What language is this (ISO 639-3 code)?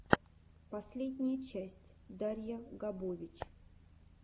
rus